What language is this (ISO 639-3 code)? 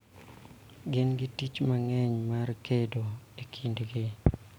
luo